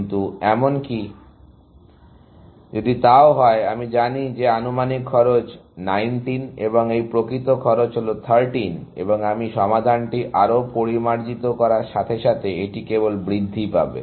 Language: Bangla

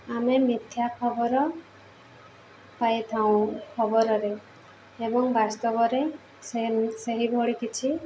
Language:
Odia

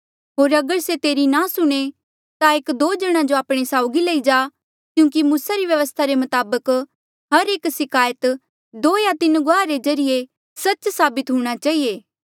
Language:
Mandeali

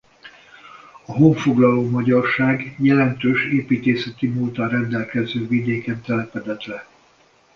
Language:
Hungarian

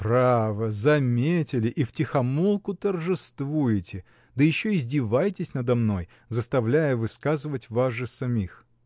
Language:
Russian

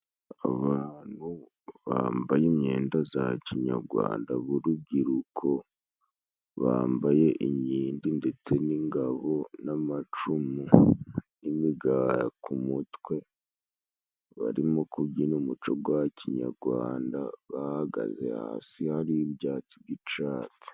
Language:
Kinyarwanda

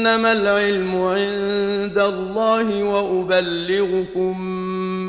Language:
Arabic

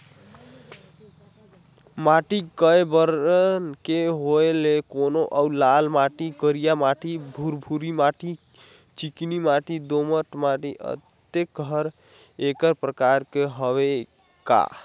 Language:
Chhattisgarhi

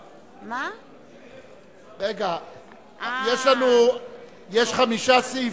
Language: Hebrew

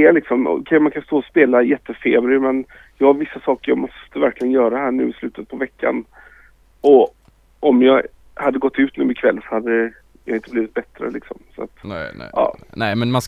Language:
Swedish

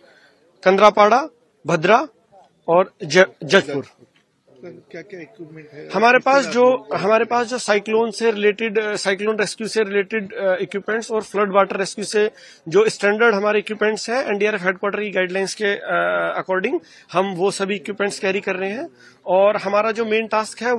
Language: Hindi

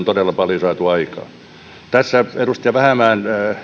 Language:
Finnish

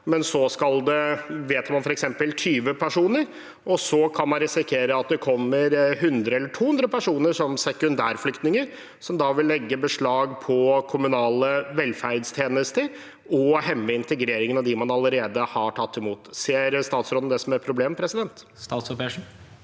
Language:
Norwegian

